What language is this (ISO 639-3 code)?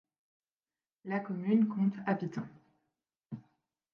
fra